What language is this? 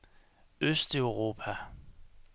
Danish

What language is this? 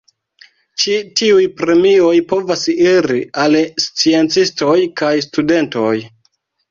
Esperanto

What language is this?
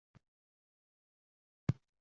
Uzbek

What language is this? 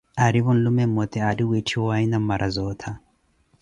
Koti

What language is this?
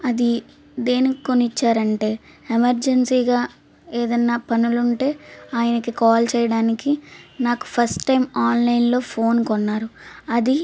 Telugu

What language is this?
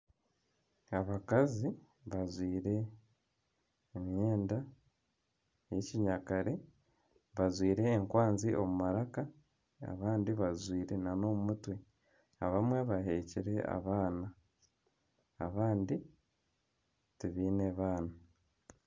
Nyankole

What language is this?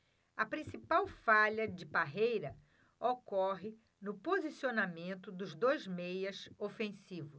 Portuguese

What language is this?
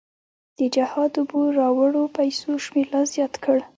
Pashto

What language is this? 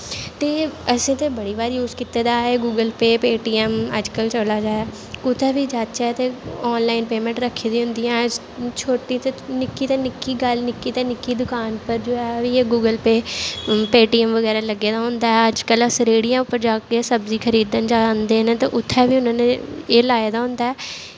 Dogri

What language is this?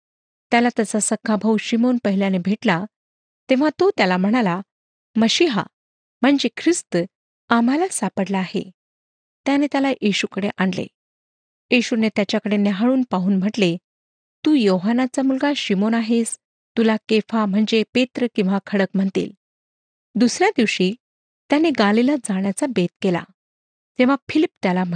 Marathi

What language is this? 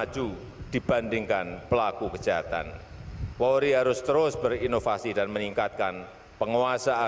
Indonesian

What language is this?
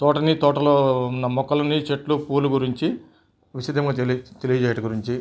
Telugu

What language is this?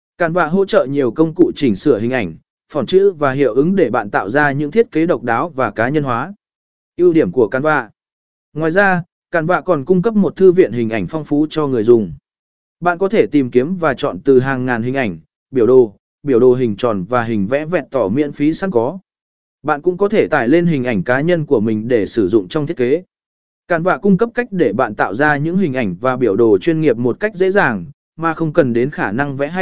Vietnamese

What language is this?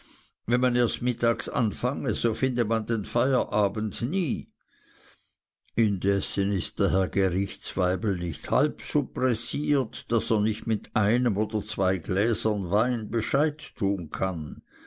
German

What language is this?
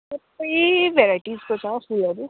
Nepali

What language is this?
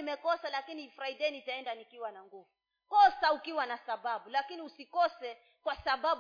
Swahili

